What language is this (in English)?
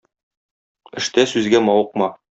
Tatar